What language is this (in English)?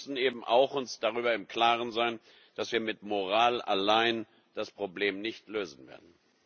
German